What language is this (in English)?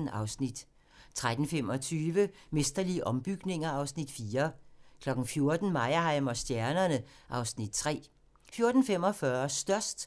Danish